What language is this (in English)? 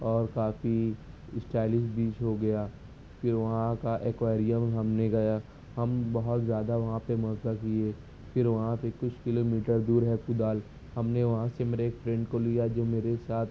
Urdu